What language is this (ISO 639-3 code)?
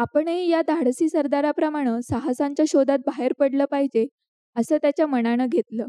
mar